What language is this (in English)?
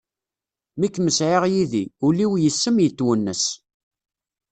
Kabyle